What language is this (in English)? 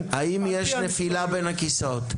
Hebrew